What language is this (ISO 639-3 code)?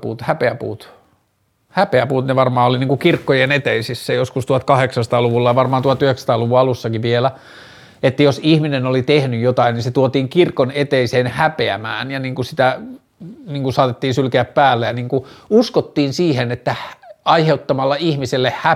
fin